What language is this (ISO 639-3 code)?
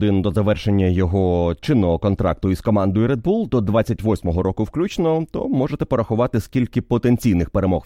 ukr